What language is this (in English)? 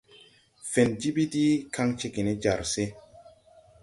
Tupuri